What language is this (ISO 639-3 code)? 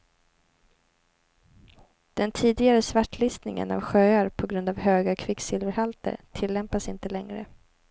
swe